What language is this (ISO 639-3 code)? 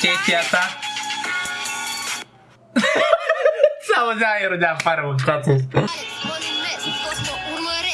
ron